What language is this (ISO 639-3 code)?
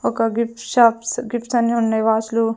tel